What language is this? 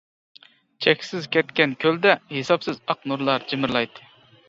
Uyghur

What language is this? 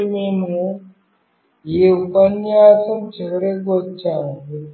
Telugu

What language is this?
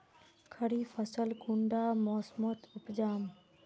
Magahi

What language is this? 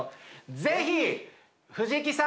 Japanese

